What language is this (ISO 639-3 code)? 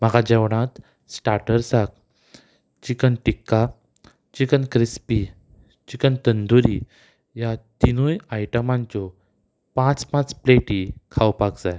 kok